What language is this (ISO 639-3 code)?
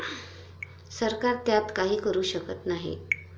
mar